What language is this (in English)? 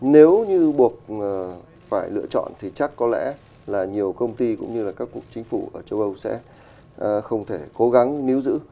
Vietnamese